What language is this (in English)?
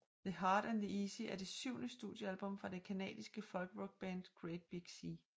Danish